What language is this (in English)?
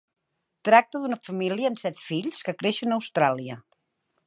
Catalan